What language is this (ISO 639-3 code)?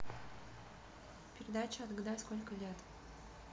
rus